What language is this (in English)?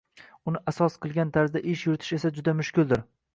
Uzbek